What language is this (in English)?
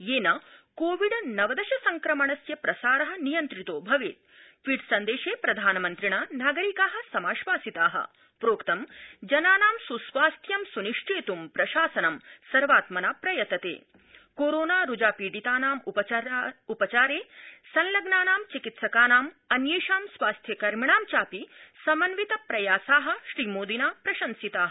Sanskrit